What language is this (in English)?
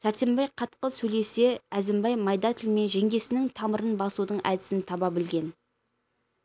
Kazakh